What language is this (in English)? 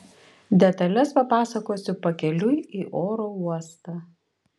Lithuanian